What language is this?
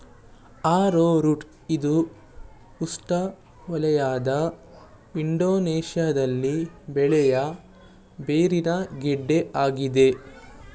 Kannada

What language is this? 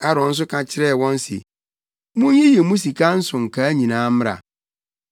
Akan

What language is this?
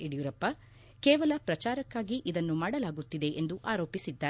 Kannada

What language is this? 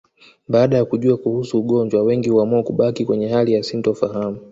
Swahili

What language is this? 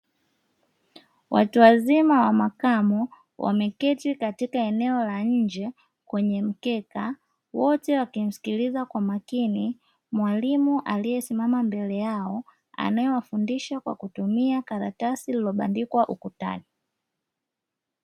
Swahili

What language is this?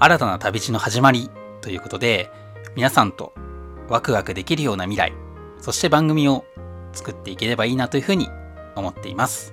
Japanese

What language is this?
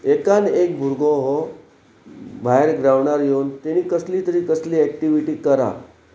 Konkani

